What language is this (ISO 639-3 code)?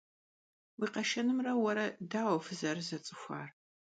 kbd